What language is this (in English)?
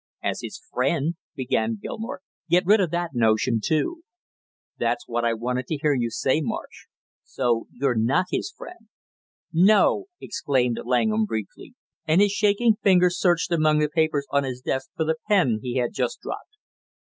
English